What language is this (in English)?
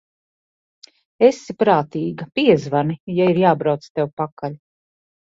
Latvian